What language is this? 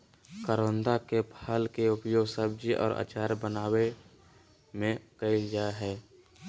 Magahi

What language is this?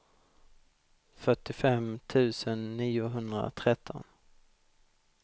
Swedish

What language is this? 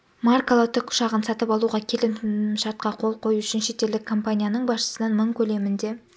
Kazakh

